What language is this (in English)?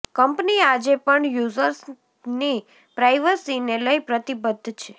Gujarati